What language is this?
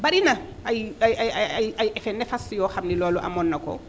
Wolof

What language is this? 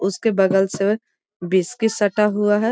Magahi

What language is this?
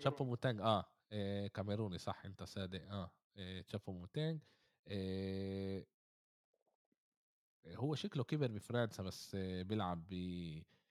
Arabic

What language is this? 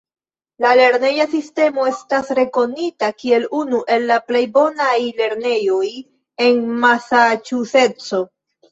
Esperanto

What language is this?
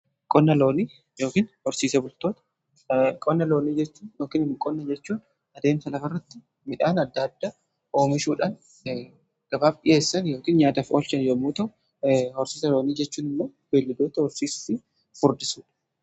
Oromo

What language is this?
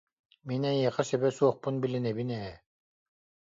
Yakut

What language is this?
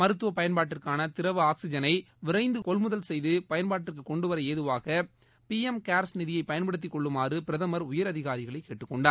Tamil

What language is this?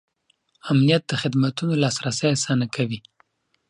Pashto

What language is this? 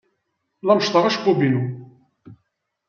Kabyle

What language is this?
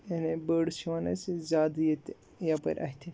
Kashmiri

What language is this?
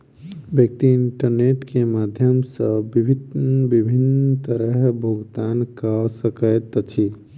Maithili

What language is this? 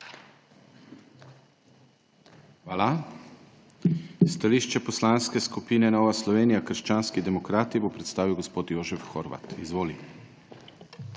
Slovenian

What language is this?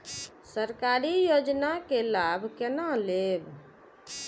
Maithili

